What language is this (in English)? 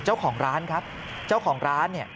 Thai